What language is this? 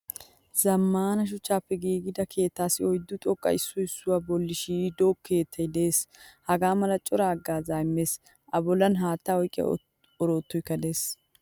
Wolaytta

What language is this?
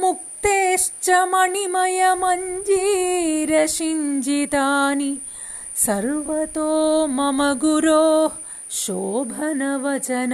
Malayalam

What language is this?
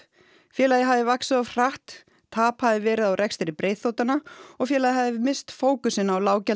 Icelandic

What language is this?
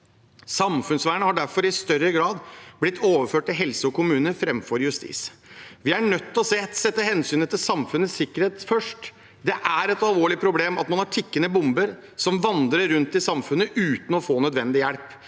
Norwegian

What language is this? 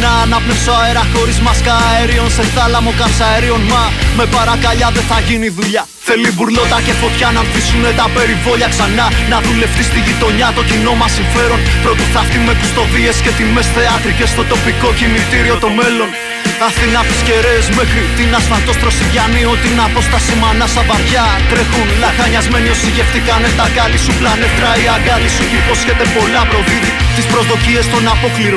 Greek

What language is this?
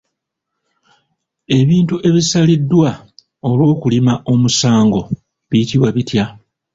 Ganda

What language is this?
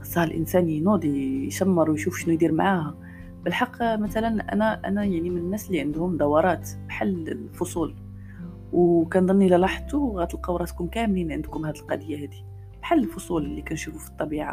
Arabic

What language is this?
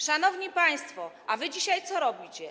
Polish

